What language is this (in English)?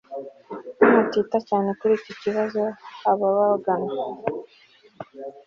Kinyarwanda